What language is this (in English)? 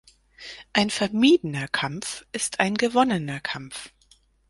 German